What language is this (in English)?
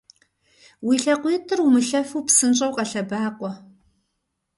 Kabardian